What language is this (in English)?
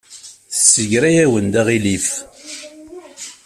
Kabyle